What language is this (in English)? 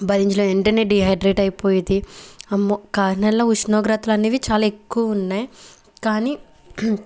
Telugu